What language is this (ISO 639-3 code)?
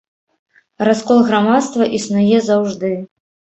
bel